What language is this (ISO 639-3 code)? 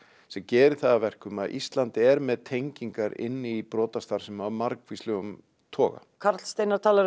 isl